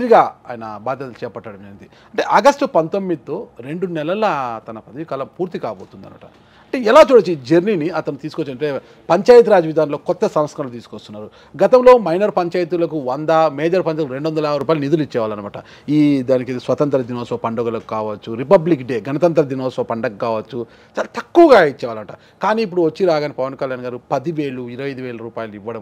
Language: Telugu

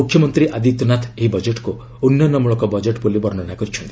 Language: Odia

